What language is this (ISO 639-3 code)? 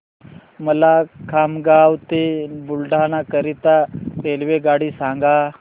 mar